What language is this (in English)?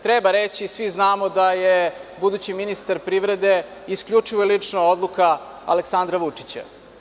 Serbian